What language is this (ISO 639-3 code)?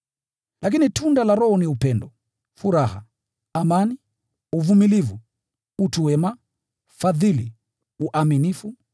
swa